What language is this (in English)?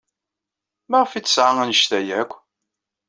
Kabyle